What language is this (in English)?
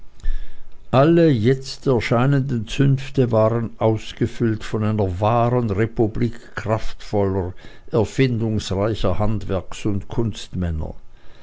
German